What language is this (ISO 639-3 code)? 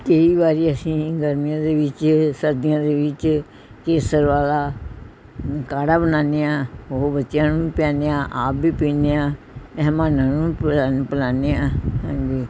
pan